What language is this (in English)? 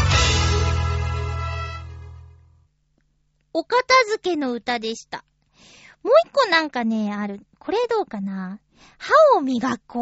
Japanese